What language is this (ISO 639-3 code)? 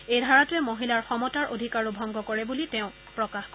asm